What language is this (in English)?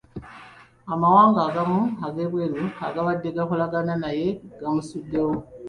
Ganda